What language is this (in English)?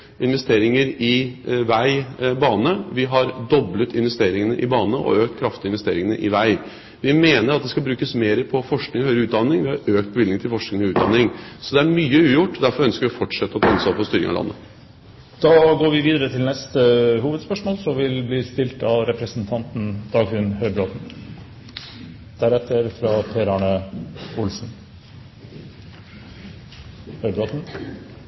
Norwegian